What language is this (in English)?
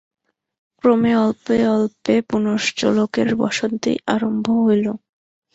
Bangla